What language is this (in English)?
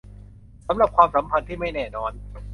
Thai